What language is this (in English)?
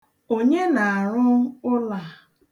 Igbo